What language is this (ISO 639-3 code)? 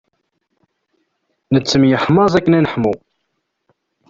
kab